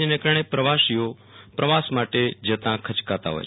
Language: Gujarati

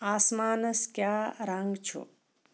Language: Kashmiri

